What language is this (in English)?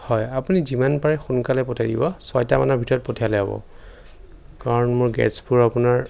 Assamese